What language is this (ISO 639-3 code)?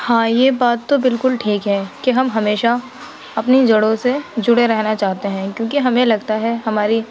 urd